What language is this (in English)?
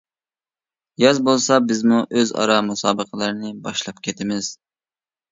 Uyghur